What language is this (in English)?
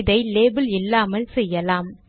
Tamil